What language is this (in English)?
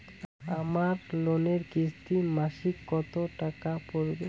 Bangla